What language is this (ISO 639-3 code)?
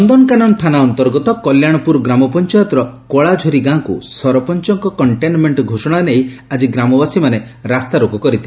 ori